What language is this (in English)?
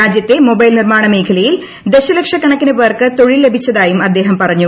Malayalam